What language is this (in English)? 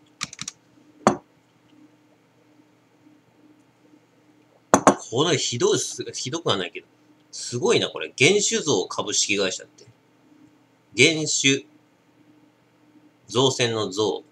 Japanese